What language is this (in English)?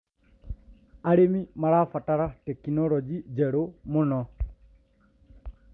Kikuyu